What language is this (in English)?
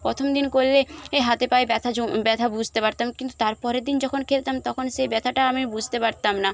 Bangla